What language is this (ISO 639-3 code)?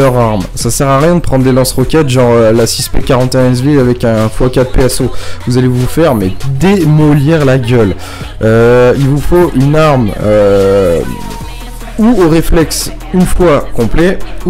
fra